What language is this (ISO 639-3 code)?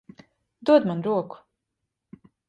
lav